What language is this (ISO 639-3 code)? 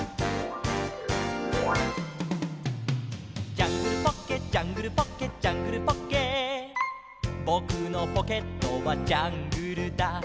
jpn